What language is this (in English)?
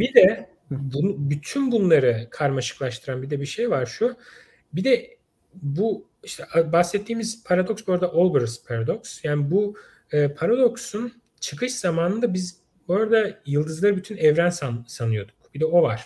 Turkish